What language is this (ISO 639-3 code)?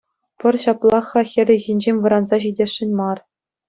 chv